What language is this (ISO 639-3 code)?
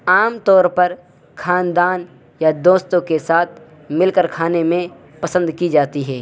urd